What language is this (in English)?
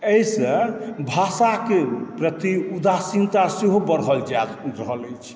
Maithili